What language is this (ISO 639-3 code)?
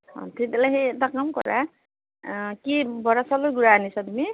asm